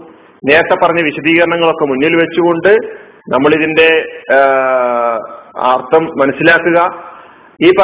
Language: Malayalam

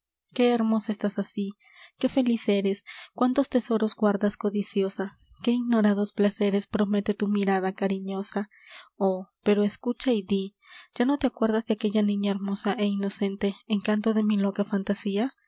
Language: Spanish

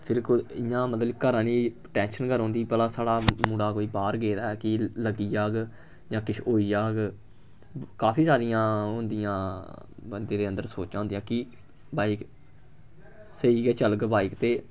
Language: Dogri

